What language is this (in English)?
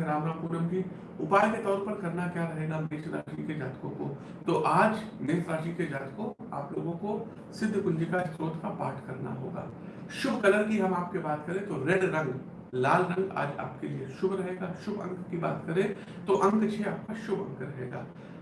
Hindi